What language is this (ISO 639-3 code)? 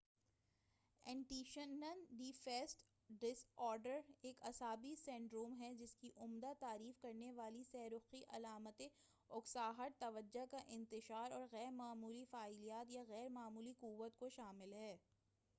urd